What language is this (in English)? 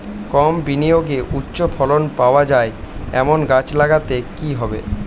Bangla